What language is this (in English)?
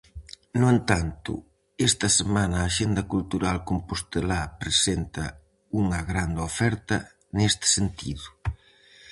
Galician